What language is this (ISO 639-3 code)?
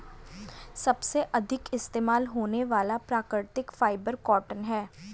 hin